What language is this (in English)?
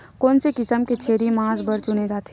Chhattisgarhi